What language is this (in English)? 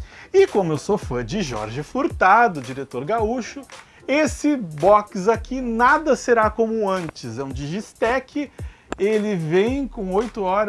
Portuguese